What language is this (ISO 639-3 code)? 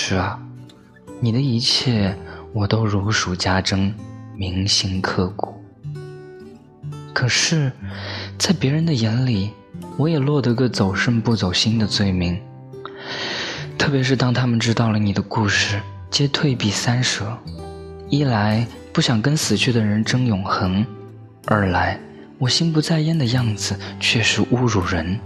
zho